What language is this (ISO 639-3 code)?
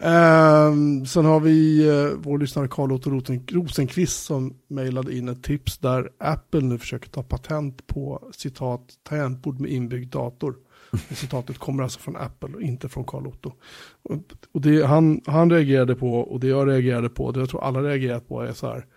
swe